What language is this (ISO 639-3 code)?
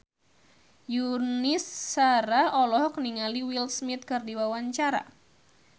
sun